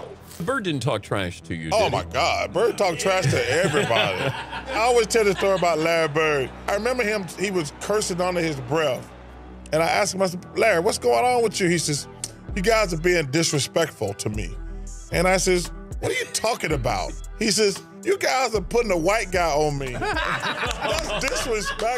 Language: English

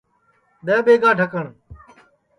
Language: Sansi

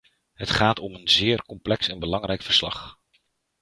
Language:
Dutch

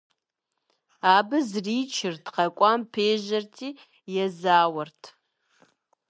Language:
Kabardian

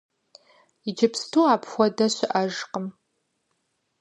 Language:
Kabardian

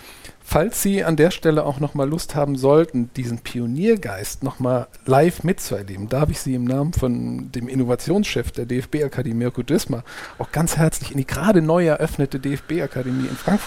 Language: German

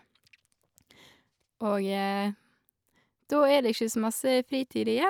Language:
Norwegian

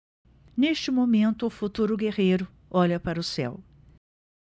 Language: Portuguese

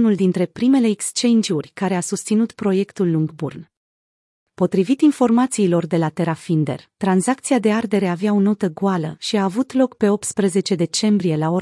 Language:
Romanian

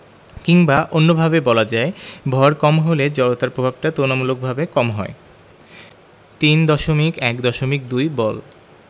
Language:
Bangla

